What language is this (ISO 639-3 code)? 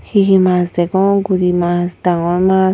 ccp